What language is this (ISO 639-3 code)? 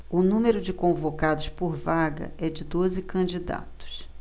por